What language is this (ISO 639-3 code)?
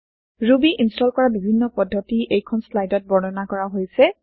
asm